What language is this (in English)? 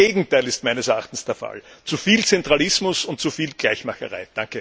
German